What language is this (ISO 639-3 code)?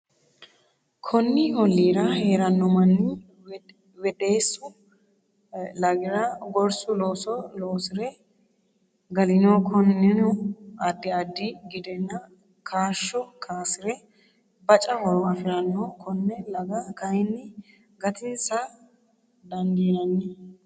sid